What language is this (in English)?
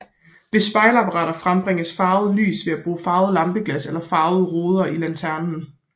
Danish